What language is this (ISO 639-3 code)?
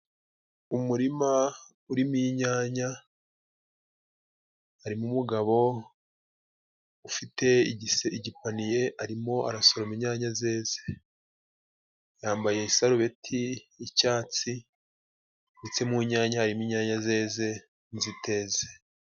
kin